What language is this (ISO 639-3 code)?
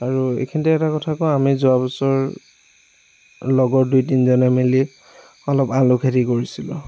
asm